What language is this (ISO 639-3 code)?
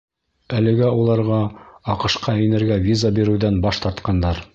bak